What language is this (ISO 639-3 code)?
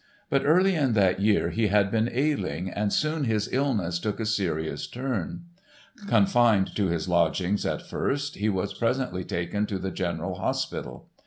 eng